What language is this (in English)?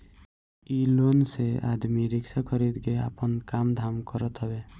Bhojpuri